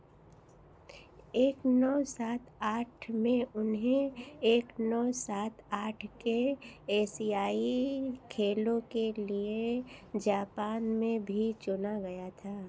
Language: Hindi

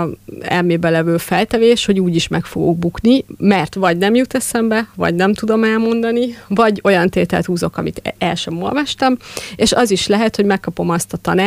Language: Hungarian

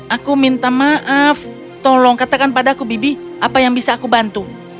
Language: Indonesian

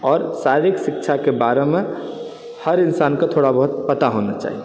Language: Maithili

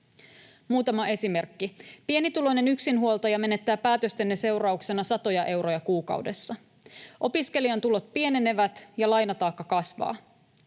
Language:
Finnish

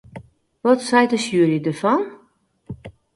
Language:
Western Frisian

